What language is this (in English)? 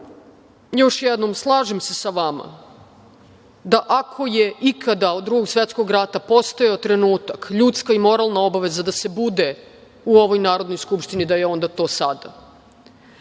Serbian